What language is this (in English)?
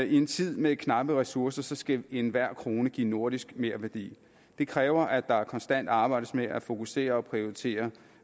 Danish